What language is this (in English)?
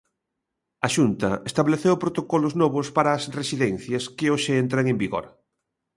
Galician